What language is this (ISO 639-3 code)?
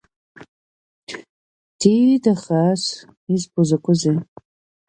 abk